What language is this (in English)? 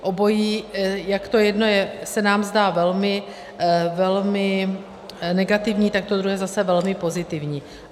Czech